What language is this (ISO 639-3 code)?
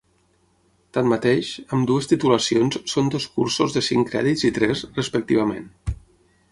cat